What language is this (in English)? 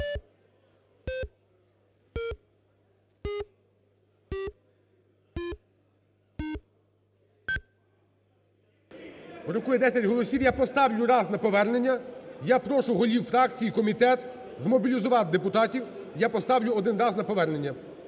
Ukrainian